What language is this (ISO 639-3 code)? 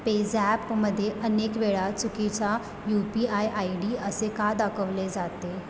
mar